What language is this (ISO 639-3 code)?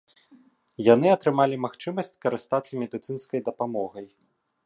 bel